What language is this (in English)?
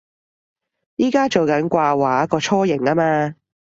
Cantonese